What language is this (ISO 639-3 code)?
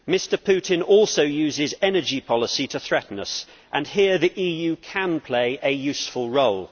eng